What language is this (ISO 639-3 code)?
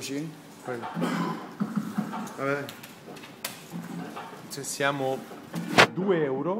ita